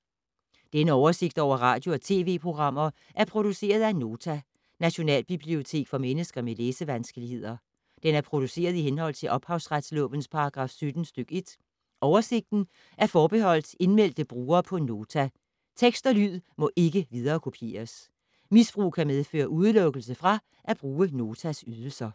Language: Danish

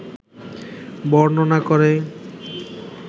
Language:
Bangla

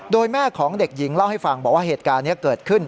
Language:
Thai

